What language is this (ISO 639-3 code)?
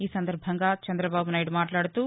tel